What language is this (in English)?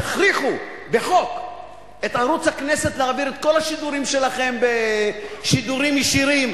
Hebrew